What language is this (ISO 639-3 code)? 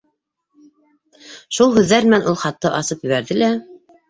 bak